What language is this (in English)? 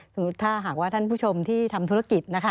Thai